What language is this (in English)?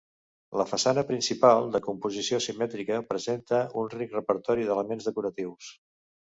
Catalan